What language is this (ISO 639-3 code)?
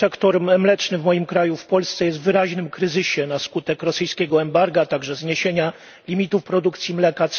pol